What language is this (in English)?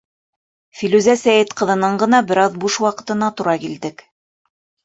Bashkir